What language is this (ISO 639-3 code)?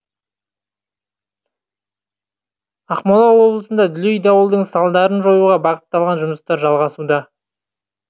kaz